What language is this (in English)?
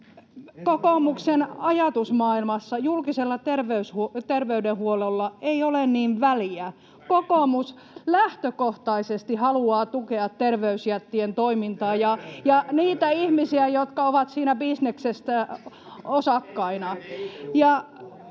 Finnish